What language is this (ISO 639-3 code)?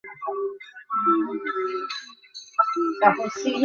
ben